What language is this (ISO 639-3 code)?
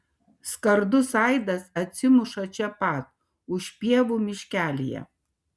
lit